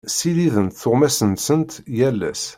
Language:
Kabyle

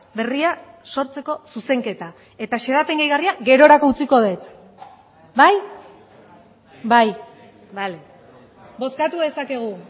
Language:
Basque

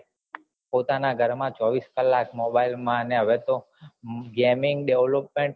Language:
Gujarati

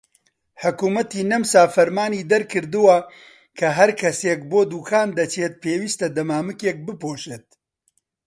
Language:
Central Kurdish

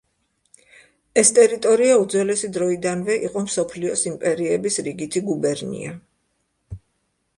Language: Georgian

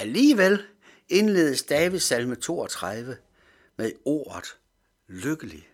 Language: Danish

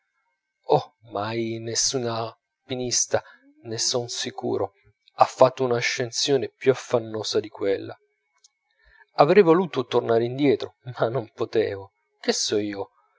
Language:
Italian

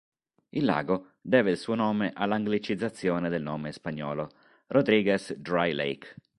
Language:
Italian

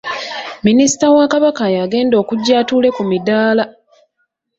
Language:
Ganda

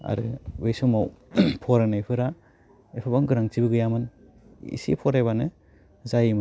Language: Bodo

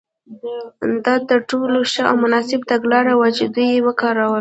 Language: Pashto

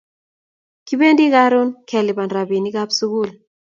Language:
Kalenjin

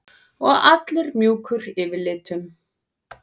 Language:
Icelandic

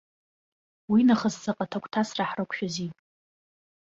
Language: Abkhazian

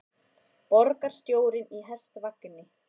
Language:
Icelandic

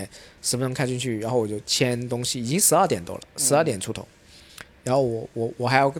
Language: Chinese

